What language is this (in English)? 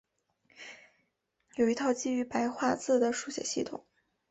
Chinese